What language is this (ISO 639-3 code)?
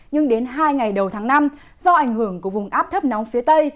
vie